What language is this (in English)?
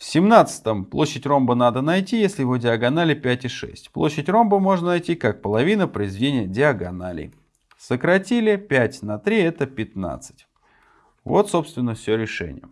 Russian